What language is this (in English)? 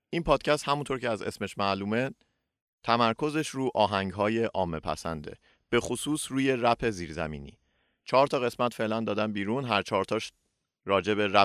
Persian